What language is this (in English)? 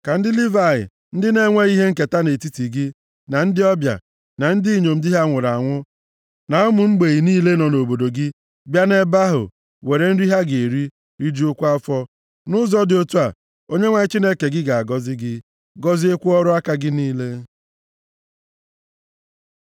Igbo